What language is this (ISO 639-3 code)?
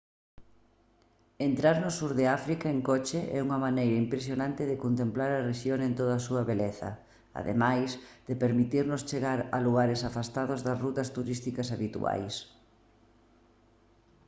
glg